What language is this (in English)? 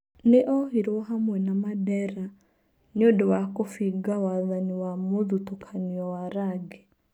Kikuyu